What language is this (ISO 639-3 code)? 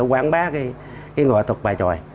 vie